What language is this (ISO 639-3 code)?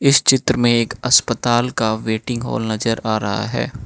hin